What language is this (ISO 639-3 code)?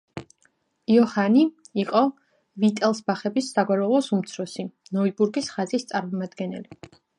kat